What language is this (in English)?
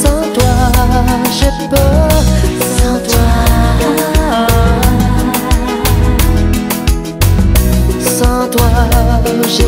Romanian